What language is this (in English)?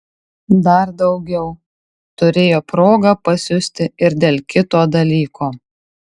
Lithuanian